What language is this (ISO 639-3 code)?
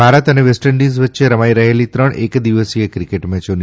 guj